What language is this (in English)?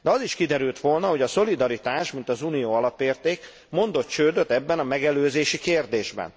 Hungarian